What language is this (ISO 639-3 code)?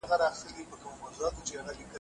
pus